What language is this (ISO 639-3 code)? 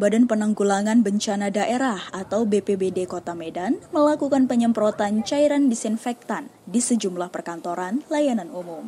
ind